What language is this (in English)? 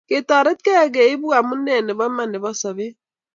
Kalenjin